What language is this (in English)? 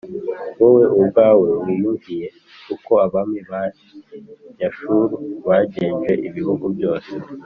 Kinyarwanda